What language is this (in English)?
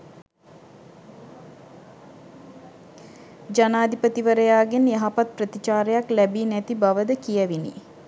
Sinhala